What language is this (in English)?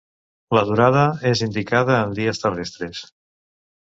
Catalan